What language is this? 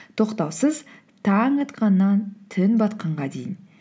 Kazakh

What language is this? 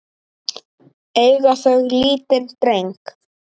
Icelandic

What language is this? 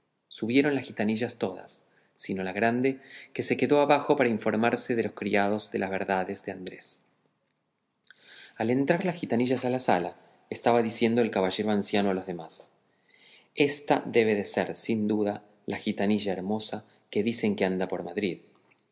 Spanish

